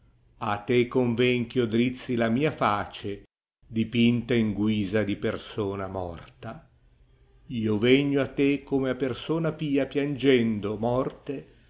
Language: Italian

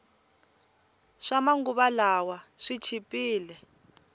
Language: Tsonga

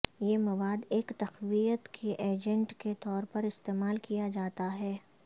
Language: Urdu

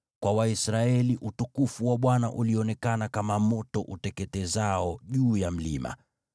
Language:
Swahili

